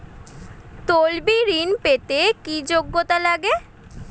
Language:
Bangla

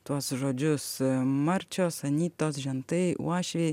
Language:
Lithuanian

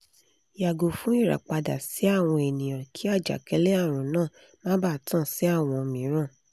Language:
Yoruba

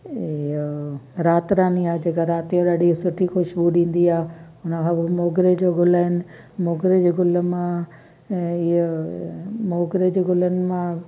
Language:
Sindhi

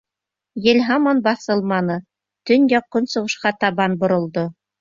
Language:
Bashkir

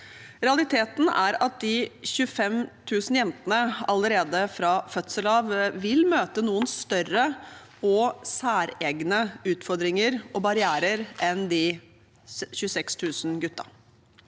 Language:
Norwegian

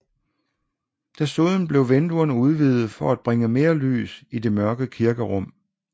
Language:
Danish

